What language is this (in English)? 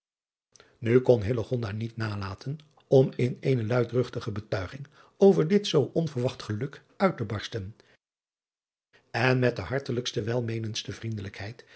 Dutch